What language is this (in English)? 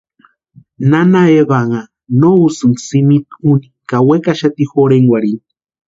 Western Highland Purepecha